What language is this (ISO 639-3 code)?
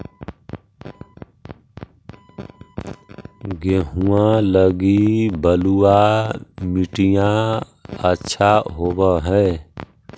mag